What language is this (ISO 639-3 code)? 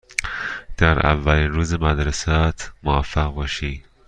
fas